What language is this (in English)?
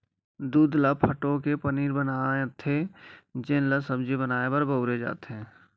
Chhattisgarhi